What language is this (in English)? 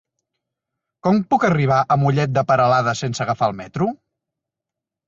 Catalan